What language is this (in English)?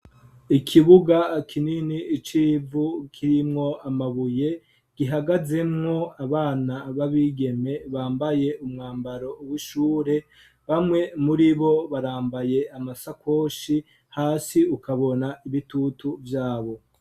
Rundi